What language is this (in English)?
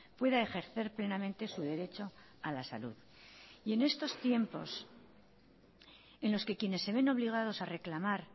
Spanish